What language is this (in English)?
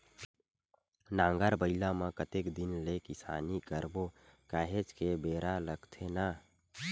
Chhattisgarhi